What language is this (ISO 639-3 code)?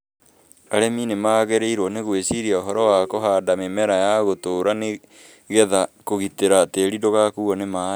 kik